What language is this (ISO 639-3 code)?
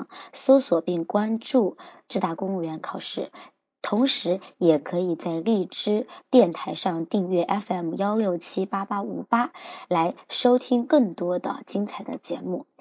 zho